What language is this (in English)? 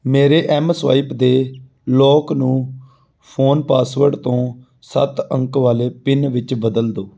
Punjabi